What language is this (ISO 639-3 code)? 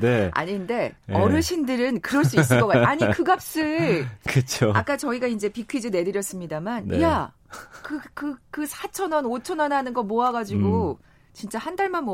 kor